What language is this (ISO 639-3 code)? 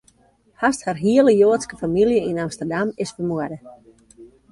fry